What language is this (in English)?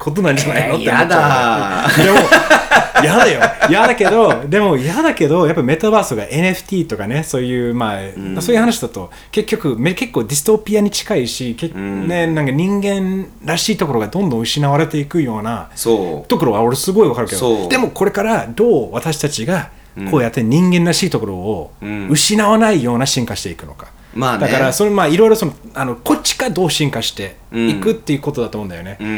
Japanese